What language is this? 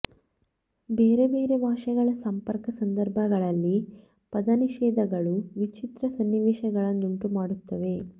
Kannada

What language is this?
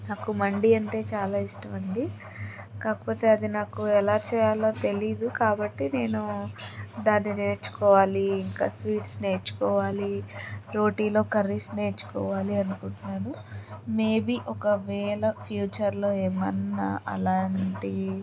Telugu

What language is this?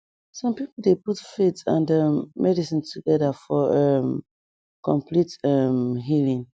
Nigerian Pidgin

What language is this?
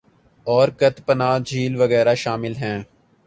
Urdu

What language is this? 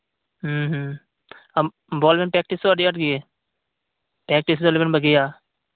Santali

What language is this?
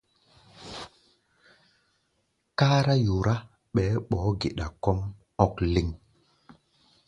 Gbaya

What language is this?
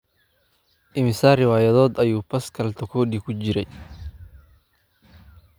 Somali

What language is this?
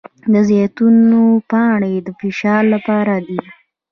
Pashto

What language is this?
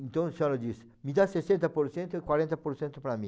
Portuguese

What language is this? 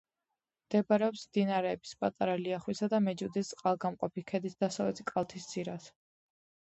Georgian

